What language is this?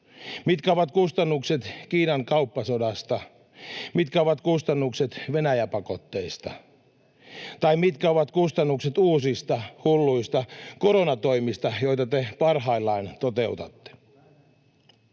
Finnish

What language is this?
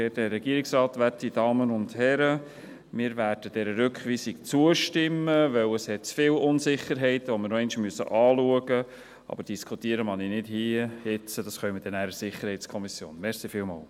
Swiss German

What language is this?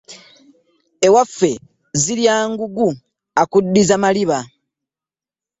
Ganda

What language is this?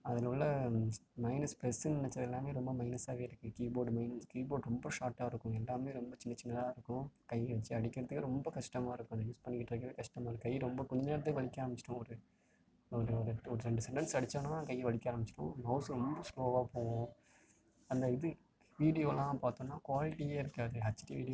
Tamil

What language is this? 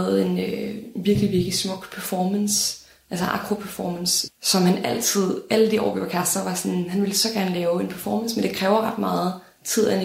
Danish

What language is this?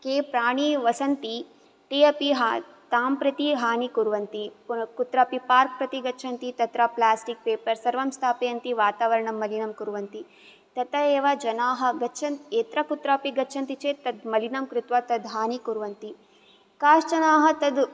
Sanskrit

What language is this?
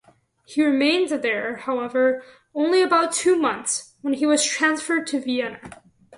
English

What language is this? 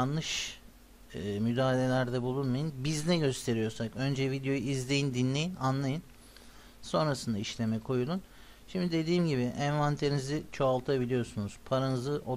Turkish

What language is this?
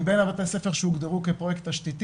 Hebrew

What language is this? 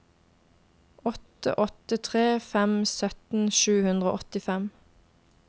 Norwegian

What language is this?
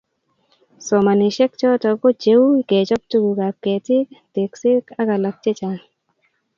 Kalenjin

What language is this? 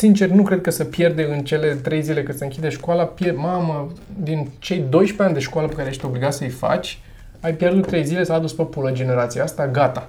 Romanian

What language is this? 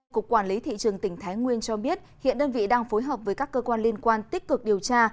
Vietnamese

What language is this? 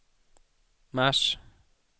Swedish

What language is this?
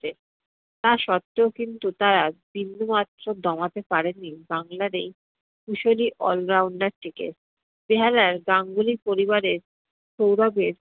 Bangla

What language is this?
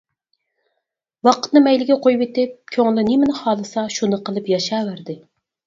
Uyghur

